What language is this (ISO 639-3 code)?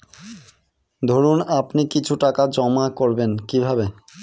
ben